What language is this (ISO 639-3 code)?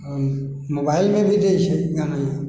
mai